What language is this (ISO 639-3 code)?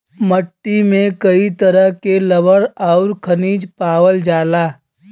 bho